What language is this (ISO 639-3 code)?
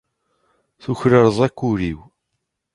kab